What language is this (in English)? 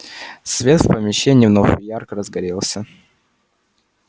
Russian